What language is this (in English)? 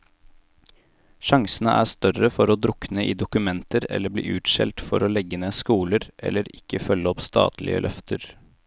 Norwegian